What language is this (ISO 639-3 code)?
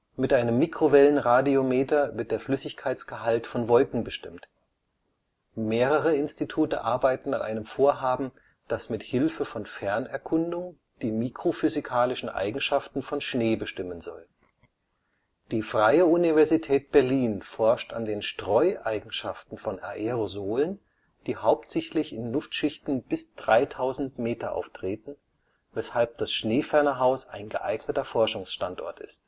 deu